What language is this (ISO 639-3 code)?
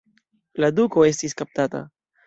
epo